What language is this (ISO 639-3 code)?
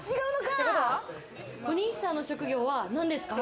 jpn